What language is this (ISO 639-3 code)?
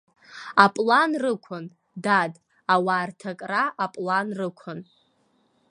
abk